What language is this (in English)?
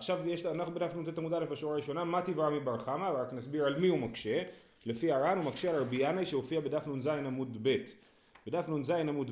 Hebrew